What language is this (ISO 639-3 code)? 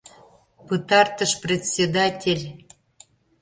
chm